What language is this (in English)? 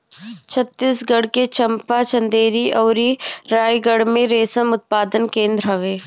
Bhojpuri